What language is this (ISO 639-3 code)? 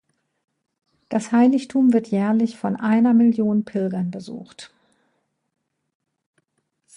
deu